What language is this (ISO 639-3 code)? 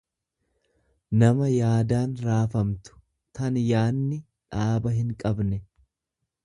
orm